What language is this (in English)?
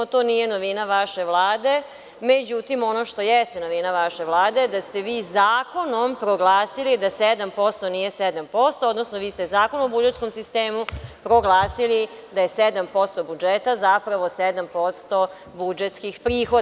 Serbian